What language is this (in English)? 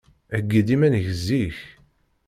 Kabyle